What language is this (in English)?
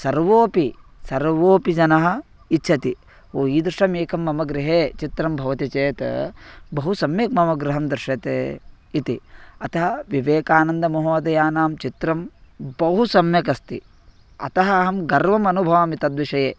Sanskrit